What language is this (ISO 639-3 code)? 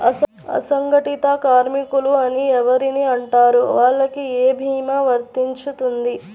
tel